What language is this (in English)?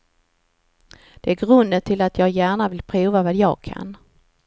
Swedish